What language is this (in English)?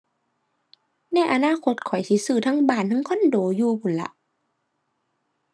Thai